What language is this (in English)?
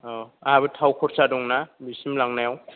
Bodo